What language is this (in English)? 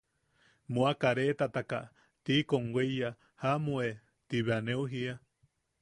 Yaqui